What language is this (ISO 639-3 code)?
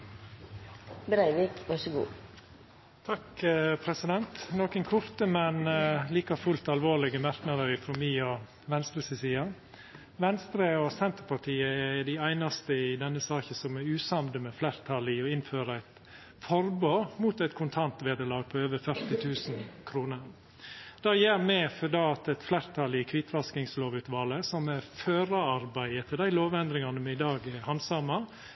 nno